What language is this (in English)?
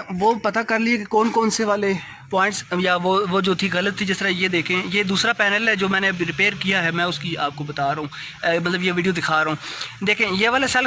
Urdu